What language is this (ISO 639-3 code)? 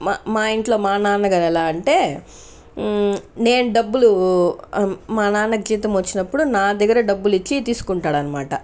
tel